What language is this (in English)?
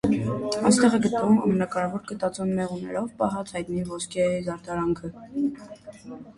Armenian